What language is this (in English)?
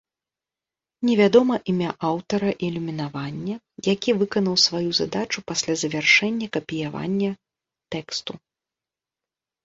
Belarusian